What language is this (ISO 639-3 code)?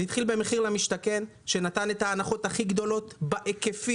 heb